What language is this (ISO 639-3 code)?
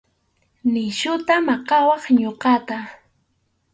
qxu